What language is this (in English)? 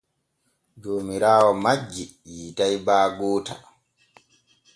Borgu Fulfulde